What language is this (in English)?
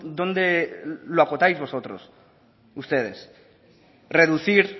Spanish